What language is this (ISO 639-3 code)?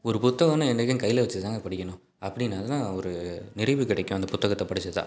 tam